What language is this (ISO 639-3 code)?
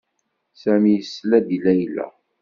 kab